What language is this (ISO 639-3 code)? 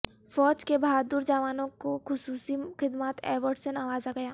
urd